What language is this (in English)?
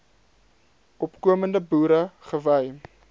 Afrikaans